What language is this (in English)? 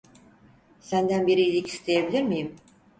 Turkish